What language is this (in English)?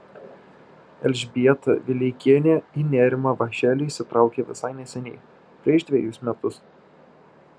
Lithuanian